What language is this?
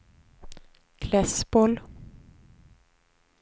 Swedish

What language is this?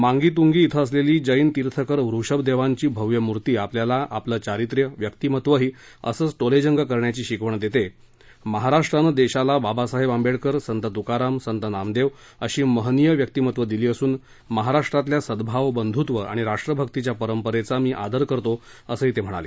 Marathi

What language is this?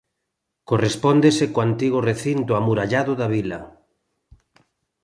Galician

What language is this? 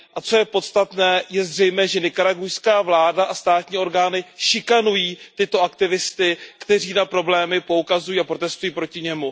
Czech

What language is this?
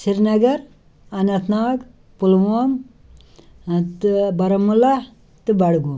Kashmiri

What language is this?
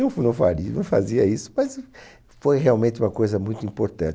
Portuguese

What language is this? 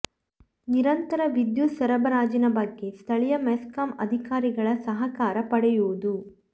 Kannada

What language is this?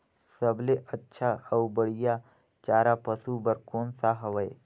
Chhattisgarhi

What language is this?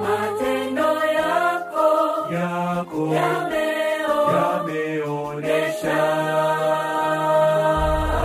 Swahili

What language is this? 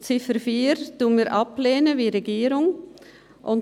Swiss German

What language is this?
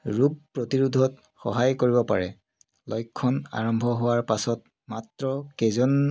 Assamese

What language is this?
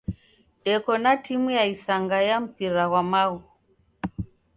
Taita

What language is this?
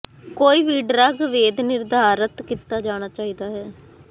Punjabi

